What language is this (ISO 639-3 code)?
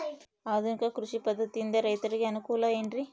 kan